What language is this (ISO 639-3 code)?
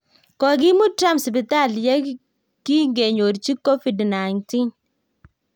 kln